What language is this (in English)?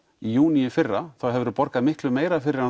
Icelandic